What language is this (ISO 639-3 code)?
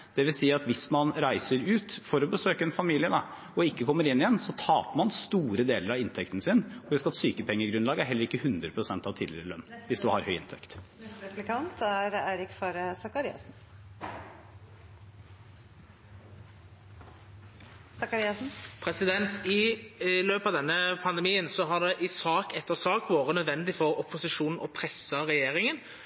nor